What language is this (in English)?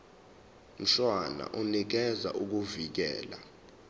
Zulu